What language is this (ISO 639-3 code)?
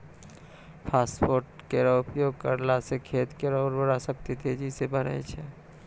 mai